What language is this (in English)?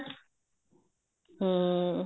Punjabi